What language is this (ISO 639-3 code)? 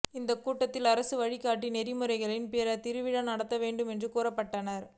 tam